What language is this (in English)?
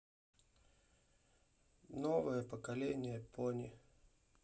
Russian